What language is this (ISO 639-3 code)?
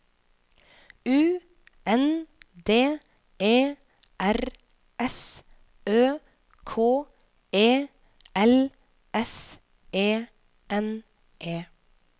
nor